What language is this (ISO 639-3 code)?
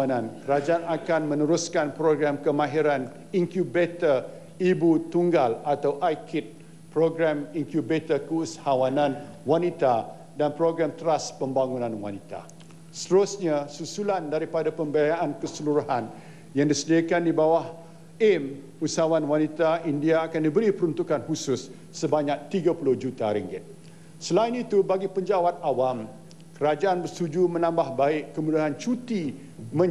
msa